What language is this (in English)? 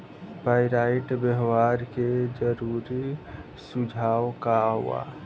Bhojpuri